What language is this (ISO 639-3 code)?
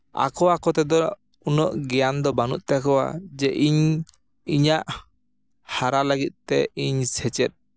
sat